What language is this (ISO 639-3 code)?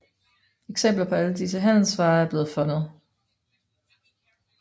dan